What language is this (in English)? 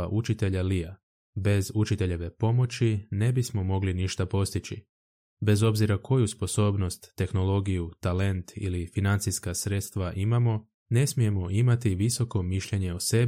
Croatian